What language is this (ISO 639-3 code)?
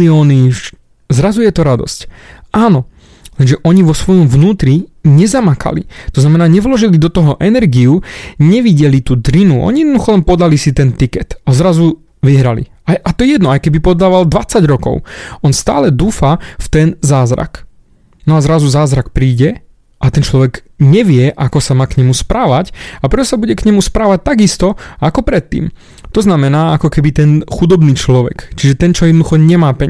slk